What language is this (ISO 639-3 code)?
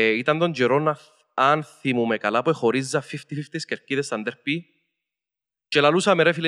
ell